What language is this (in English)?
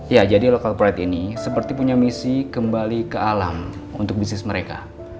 Indonesian